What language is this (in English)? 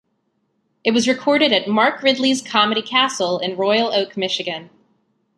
English